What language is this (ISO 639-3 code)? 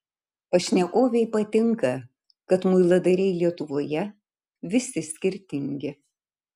lit